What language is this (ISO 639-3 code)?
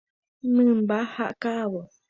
grn